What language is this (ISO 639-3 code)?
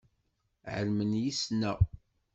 kab